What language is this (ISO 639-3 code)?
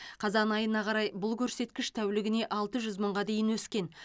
kaz